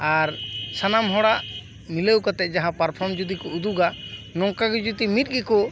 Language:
Santali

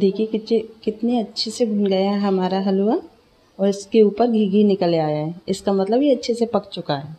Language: Hindi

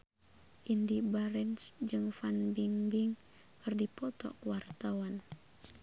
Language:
Sundanese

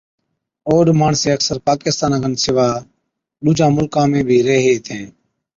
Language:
Od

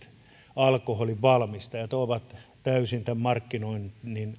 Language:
Finnish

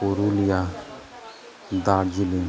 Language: Santali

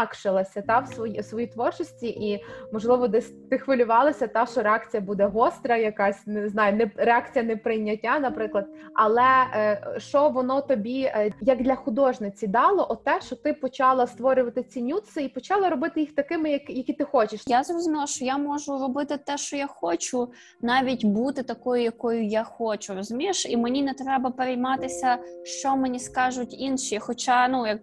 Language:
Ukrainian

